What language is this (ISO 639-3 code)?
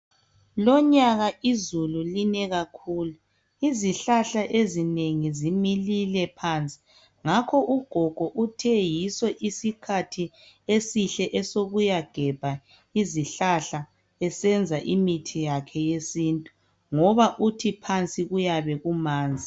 nde